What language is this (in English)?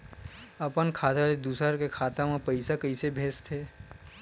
Chhattisgarhi